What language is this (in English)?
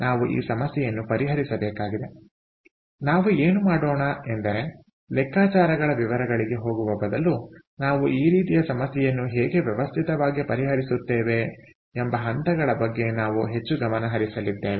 Kannada